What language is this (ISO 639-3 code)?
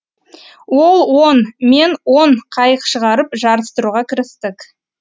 kaz